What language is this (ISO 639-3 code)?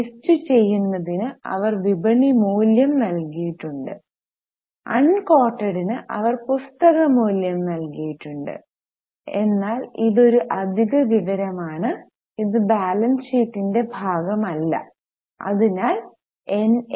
mal